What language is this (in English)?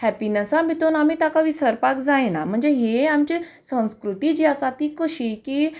Konkani